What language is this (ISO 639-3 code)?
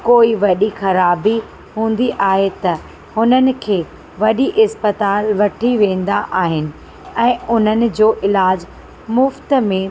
snd